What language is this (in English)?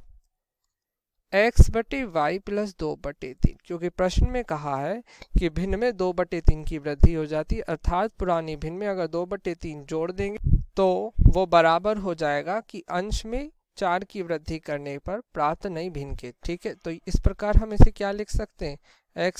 Hindi